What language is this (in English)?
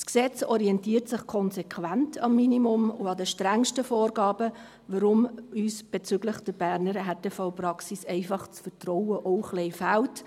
Swiss German